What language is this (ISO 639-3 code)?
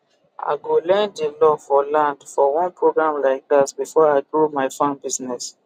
pcm